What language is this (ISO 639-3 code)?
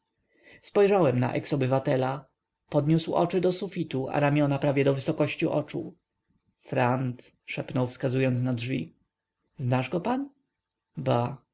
pol